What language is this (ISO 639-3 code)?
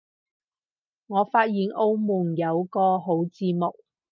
yue